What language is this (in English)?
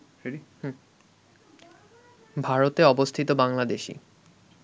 Bangla